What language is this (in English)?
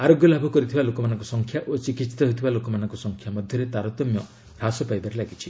Odia